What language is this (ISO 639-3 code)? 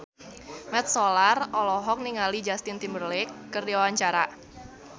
sun